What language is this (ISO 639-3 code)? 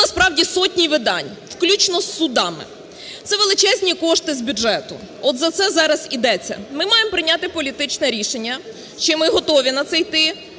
ukr